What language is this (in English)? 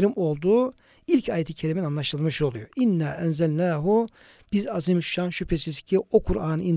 Turkish